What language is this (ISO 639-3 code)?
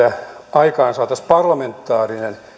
fin